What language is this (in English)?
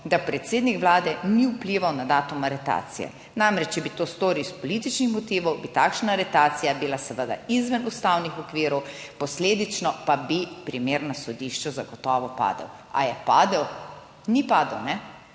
Slovenian